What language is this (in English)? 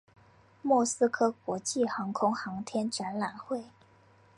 Chinese